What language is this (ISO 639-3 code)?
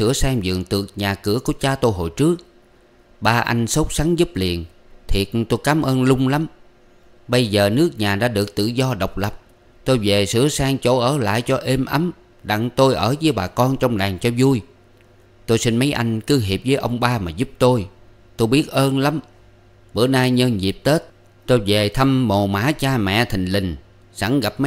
vie